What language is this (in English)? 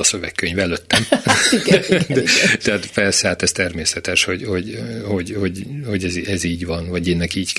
Hungarian